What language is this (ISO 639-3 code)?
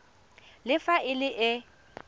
tsn